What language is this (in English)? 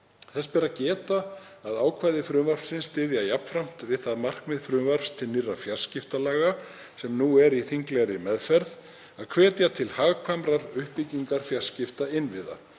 Icelandic